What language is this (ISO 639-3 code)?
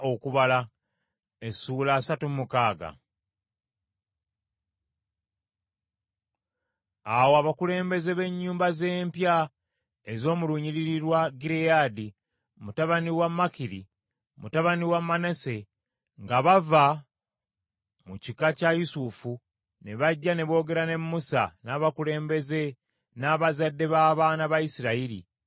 lug